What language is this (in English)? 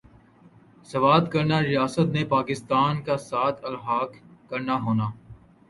Urdu